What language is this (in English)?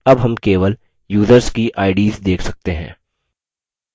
Hindi